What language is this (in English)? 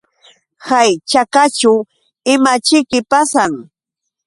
Yauyos Quechua